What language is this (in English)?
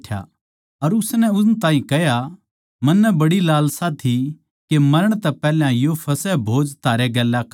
Haryanvi